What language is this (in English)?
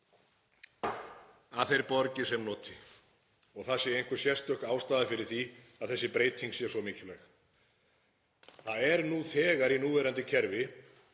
Icelandic